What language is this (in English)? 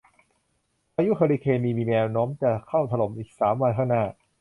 Thai